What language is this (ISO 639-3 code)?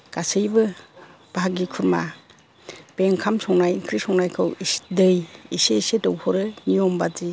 brx